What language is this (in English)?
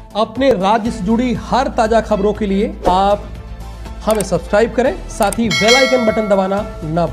Hindi